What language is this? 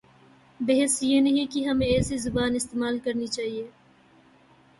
Urdu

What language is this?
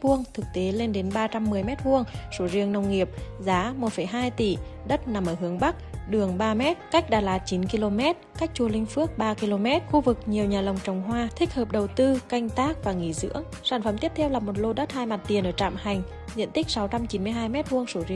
Vietnamese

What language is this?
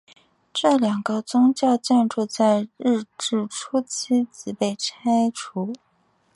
Chinese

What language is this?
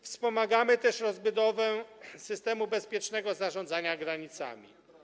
Polish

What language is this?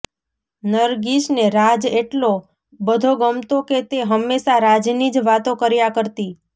Gujarati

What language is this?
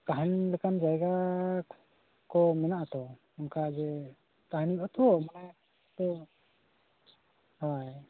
Santali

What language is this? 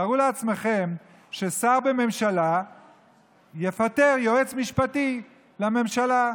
Hebrew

